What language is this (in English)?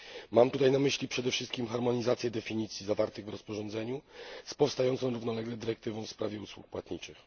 Polish